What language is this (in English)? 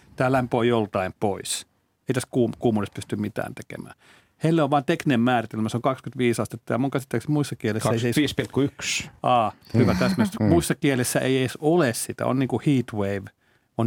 Finnish